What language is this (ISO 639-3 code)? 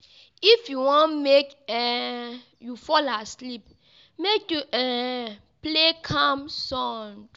pcm